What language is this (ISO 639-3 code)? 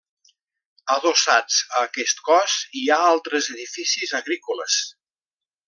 cat